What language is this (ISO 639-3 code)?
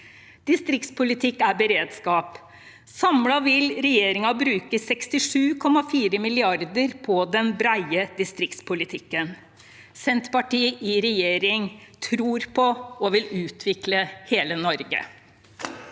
nor